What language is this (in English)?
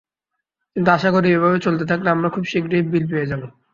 Bangla